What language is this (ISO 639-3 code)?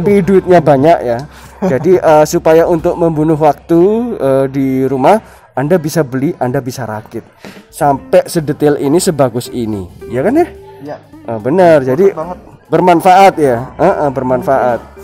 ind